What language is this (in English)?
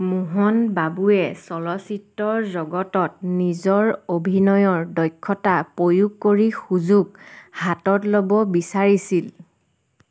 Assamese